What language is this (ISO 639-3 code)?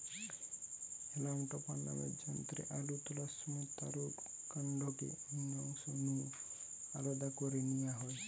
ben